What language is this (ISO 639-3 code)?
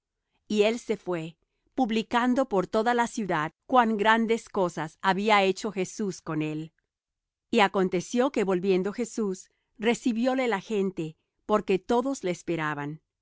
spa